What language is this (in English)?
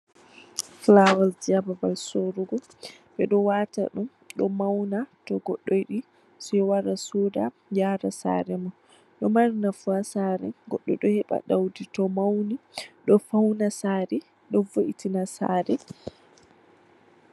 Fula